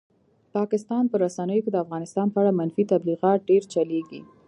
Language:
Pashto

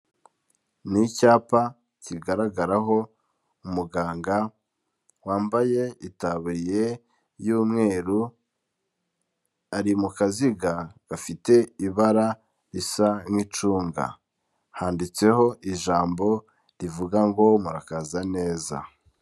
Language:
Kinyarwanda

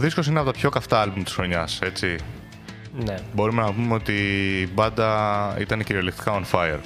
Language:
Greek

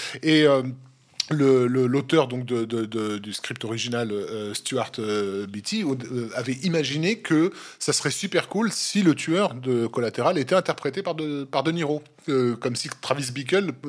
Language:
French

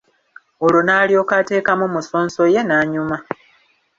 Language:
Ganda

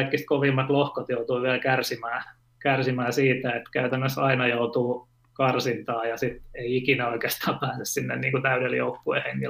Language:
Finnish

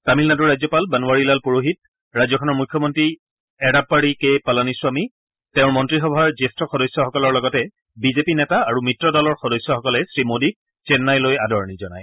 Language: Assamese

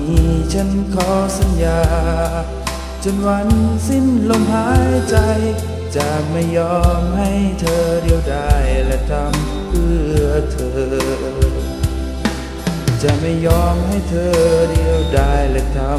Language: Thai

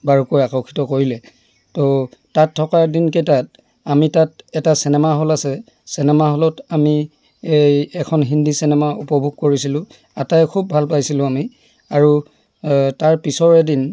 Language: Assamese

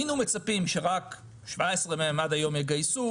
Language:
Hebrew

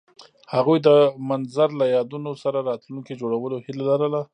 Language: Pashto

